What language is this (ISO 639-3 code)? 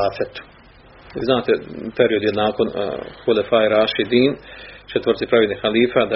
hrv